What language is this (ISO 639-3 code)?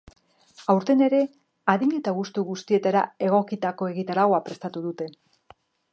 eus